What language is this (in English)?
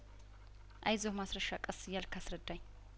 Amharic